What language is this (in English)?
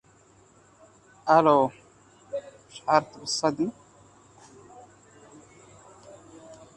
Arabic